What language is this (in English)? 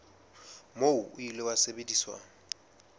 Southern Sotho